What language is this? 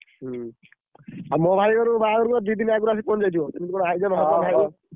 Odia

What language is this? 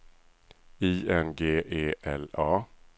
Swedish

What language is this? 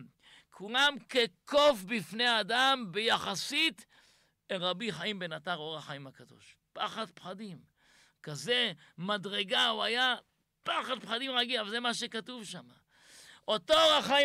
Hebrew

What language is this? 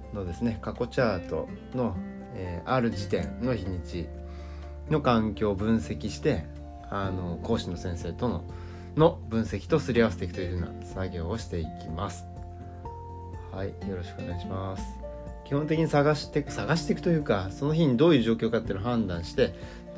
Japanese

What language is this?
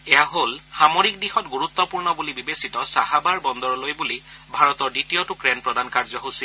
Assamese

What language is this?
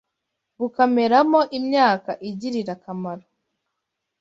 Kinyarwanda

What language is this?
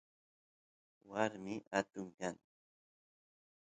Santiago del Estero Quichua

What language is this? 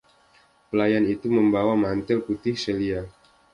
Indonesian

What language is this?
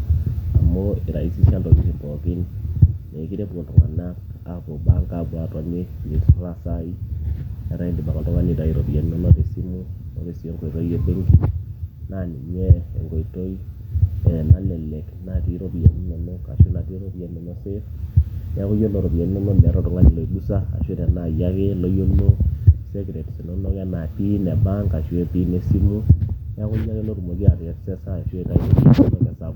Masai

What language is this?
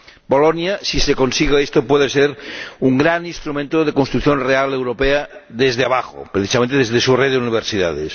Spanish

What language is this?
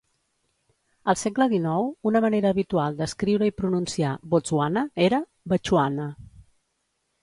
Catalan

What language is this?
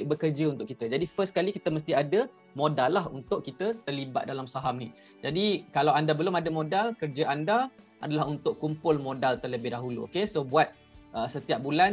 Malay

